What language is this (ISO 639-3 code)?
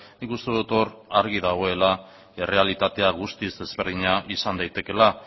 eus